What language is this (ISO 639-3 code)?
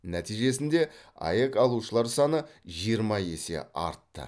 kaz